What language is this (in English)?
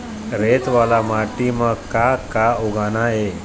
Chhattisgarhi